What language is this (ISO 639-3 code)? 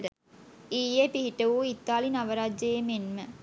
sin